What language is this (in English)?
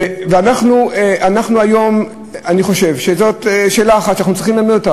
Hebrew